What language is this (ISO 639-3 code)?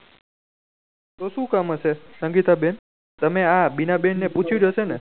guj